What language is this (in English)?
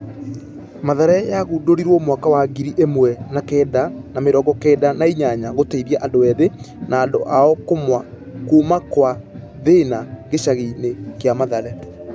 Kikuyu